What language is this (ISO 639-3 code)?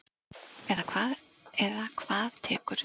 isl